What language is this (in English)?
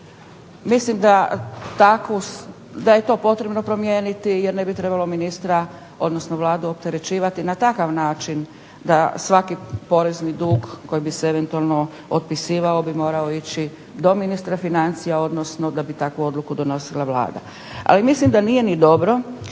Croatian